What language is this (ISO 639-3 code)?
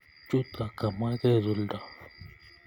kln